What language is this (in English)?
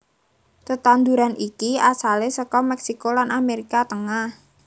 Javanese